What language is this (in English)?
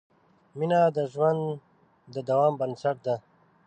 Pashto